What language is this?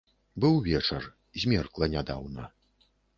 Belarusian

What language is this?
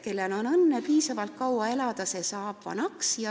Estonian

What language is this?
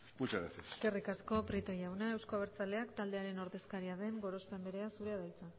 Basque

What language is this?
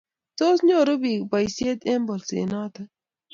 Kalenjin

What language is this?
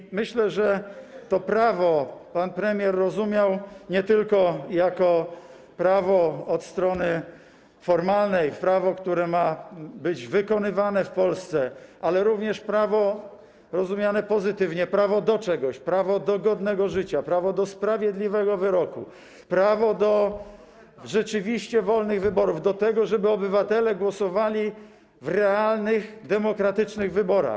Polish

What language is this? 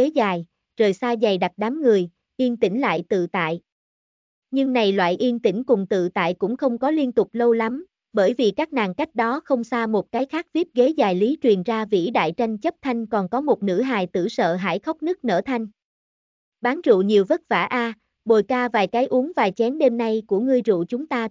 Vietnamese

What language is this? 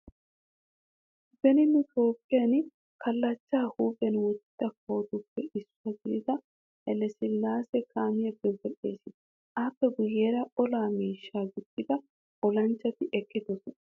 Wolaytta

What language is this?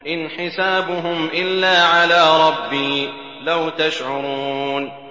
Arabic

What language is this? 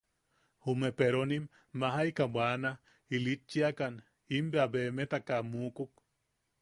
Yaqui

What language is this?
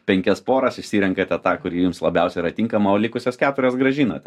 Lithuanian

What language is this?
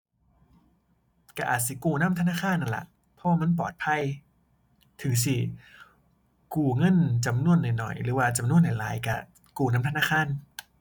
Thai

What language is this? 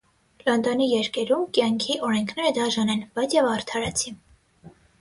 Armenian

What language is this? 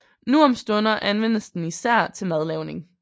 Danish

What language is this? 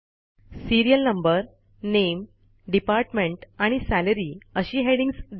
Marathi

